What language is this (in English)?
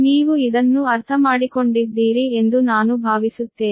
Kannada